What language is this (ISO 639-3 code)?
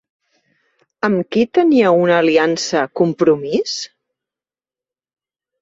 cat